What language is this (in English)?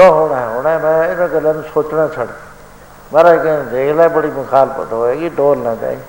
Punjabi